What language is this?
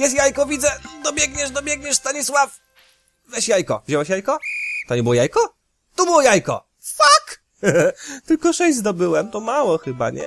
Polish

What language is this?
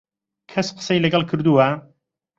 Central Kurdish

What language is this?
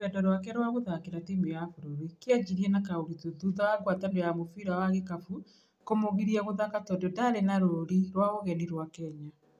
Kikuyu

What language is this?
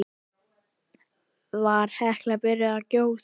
Icelandic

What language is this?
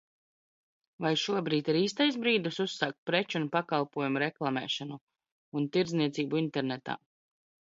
Latvian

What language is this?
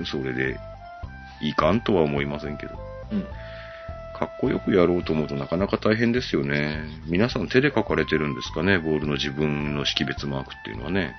Japanese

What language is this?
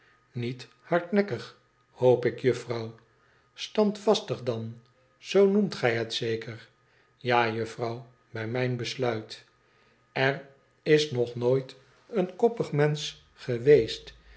Dutch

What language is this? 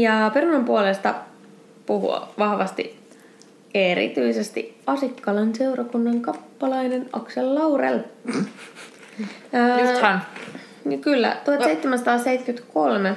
Finnish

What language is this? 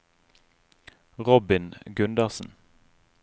Norwegian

